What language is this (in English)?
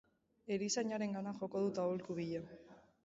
Basque